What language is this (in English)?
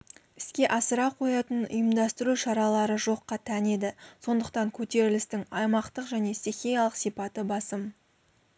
Kazakh